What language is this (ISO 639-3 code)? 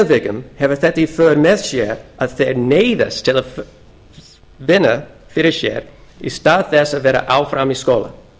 isl